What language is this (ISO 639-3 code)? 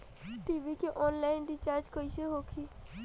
bho